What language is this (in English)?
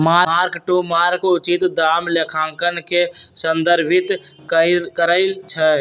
Magahi